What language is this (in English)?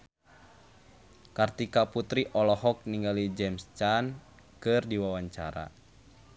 Sundanese